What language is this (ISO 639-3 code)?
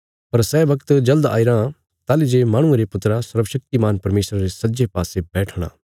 kfs